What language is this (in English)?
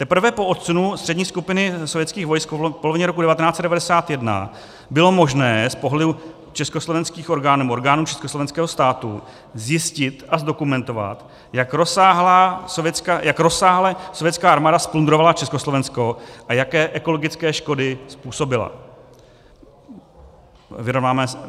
Czech